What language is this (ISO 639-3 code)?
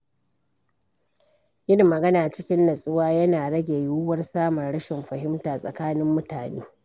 hau